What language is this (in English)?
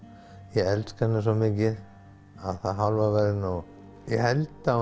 Icelandic